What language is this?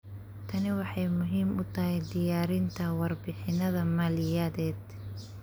Somali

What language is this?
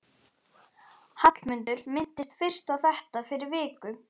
Icelandic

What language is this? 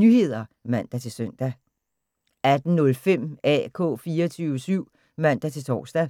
Danish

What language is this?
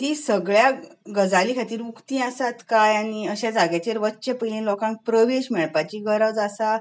Konkani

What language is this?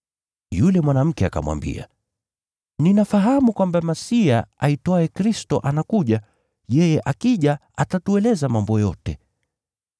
Swahili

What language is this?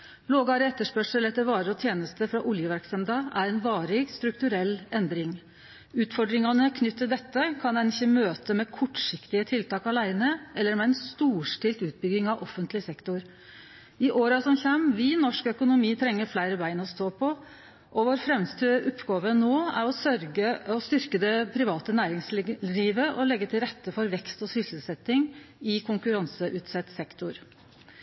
Norwegian Nynorsk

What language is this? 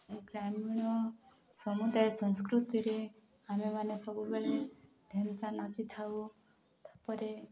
Odia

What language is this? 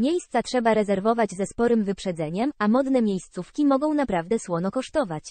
Polish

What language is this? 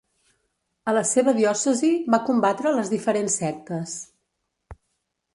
Catalan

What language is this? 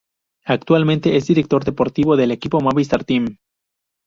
Spanish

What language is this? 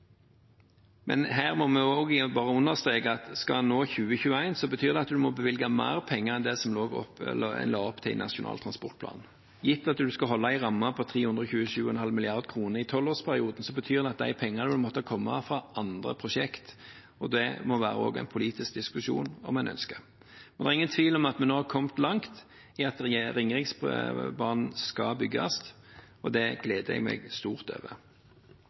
Norwegian Bokmål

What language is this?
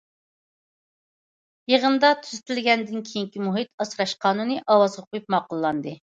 Uyghur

